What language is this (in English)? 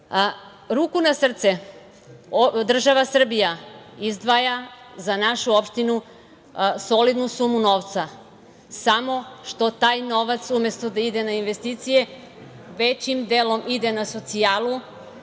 Serbian